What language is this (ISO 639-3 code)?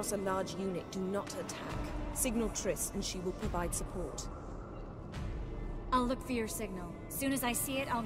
tur